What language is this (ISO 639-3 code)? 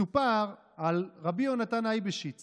heb